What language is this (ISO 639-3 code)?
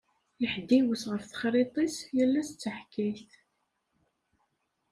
kab